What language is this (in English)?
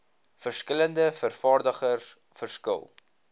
Afrikaans